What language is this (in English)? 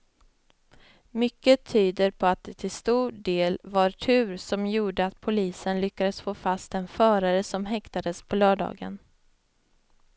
Swedish